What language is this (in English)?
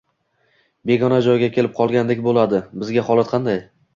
Uzbek